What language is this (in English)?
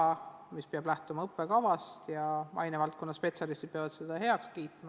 Estonian